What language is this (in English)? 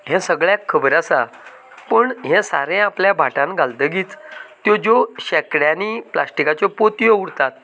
Konkani